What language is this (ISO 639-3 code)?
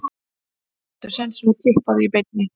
isl